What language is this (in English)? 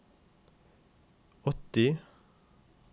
Norwegian